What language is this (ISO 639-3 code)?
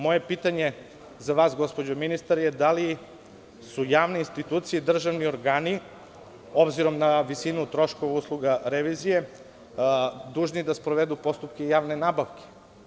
srp